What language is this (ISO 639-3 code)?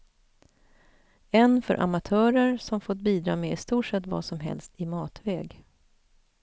swe